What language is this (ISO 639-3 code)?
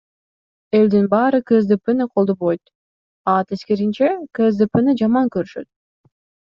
kir